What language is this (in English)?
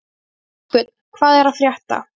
Icelandic